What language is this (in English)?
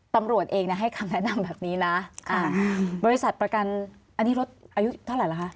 Thai